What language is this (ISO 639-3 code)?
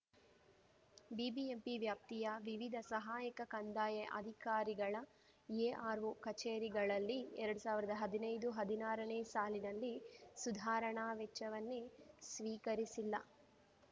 kan